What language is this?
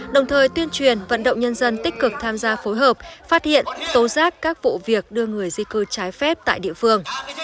Vietnamese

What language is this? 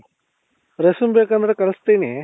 Kannada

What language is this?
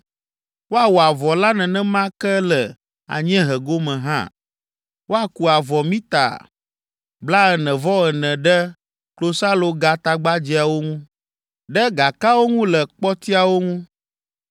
Ewe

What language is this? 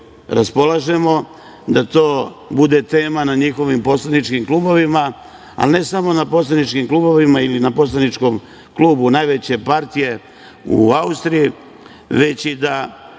Serbian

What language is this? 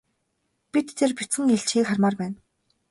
Mongolian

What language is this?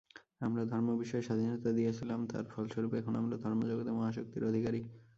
Bangla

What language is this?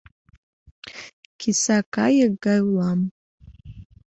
Mari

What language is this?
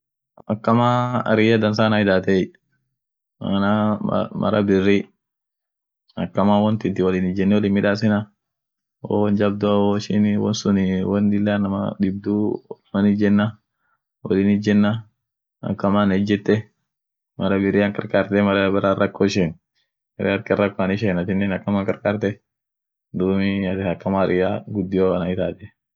Orma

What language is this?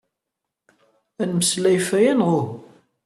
Kabyle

